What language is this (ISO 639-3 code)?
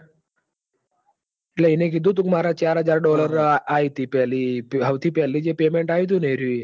guj